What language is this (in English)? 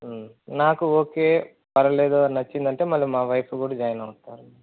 Telugu